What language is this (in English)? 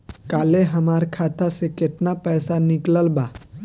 Bhojpuri